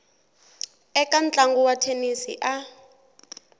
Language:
Tsonga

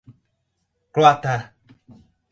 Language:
Portuguese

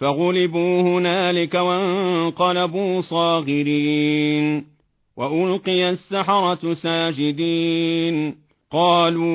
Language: Arabic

